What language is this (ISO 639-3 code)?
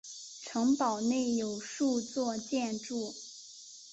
zho